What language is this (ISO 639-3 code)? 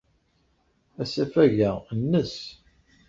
kab